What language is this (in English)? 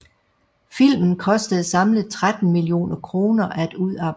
Danish